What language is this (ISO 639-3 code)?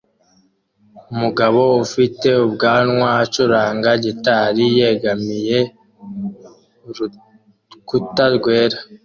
kin